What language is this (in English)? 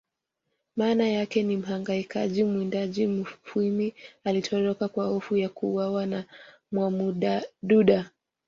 Swahili